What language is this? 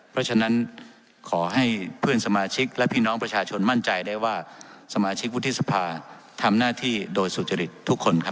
Thai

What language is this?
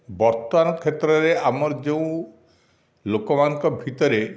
Odia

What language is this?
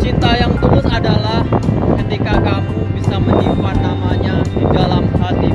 Indonesian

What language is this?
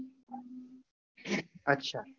Gujarati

